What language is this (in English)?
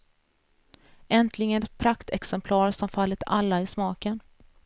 Swedish